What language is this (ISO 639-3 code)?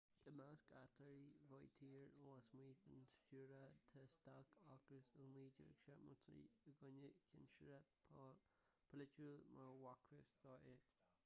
gle